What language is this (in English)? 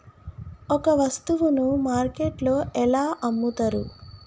Telugu